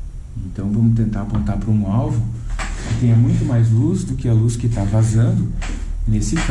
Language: Portuguese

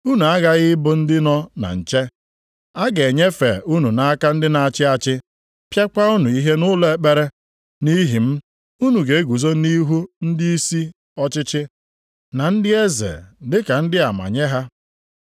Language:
Igbo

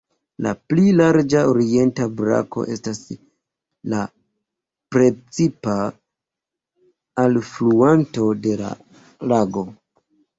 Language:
Esperanto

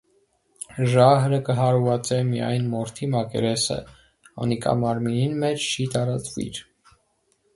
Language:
Armenian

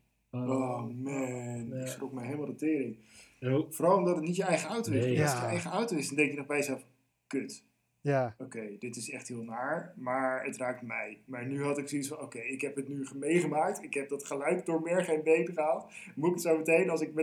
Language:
Dutch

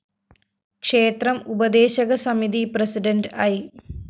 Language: Malayalam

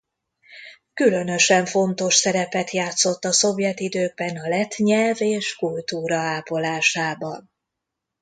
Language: Hungarian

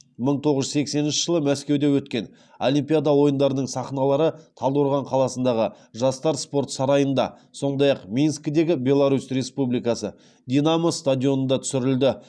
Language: Kazakh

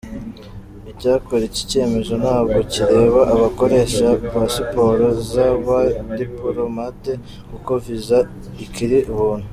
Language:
Kinyarwanda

